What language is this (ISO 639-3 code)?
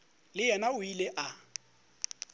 nso